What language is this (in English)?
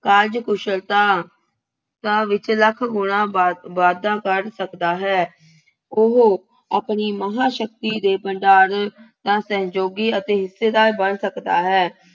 Punjabi